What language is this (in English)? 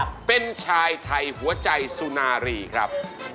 Thai